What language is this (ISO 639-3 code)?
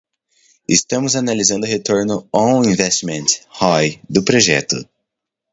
por